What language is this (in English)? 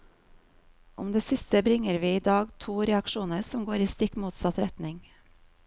Norwegian